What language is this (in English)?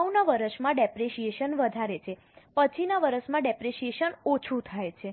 Gujarati